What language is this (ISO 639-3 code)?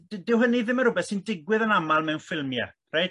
cym